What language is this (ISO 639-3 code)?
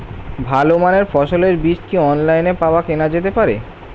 ben